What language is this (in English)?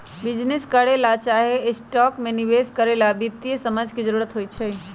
Magahi